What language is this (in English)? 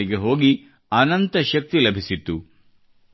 Kannada